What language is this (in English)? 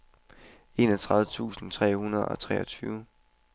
Danish